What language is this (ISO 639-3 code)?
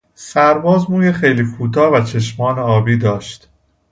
fas